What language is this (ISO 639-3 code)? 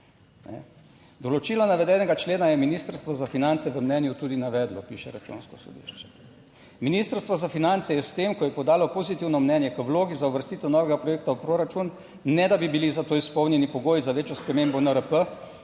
slv